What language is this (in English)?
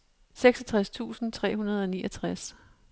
Danish